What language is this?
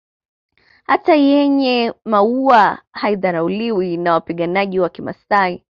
Swahili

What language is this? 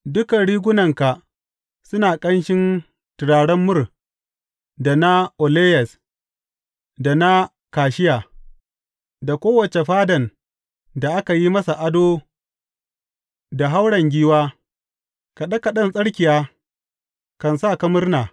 Hausa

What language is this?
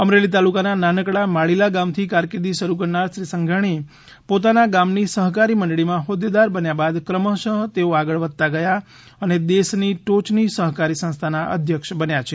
Gujarati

